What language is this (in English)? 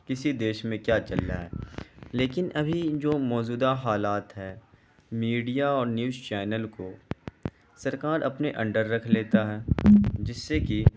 Urdu